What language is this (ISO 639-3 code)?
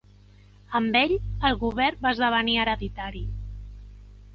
cat